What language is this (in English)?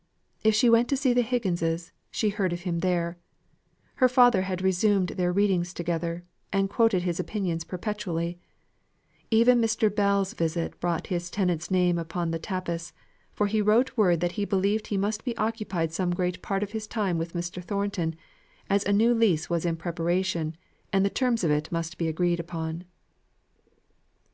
English